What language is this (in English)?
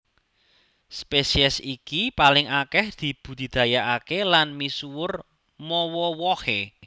Javanese